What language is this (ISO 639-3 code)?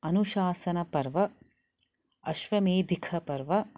san